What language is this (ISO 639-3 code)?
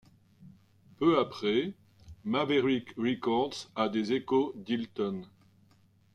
fra